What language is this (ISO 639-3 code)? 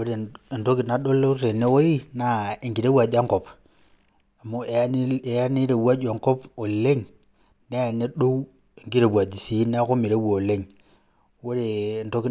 mas